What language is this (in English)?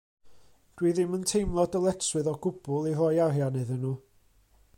Welsh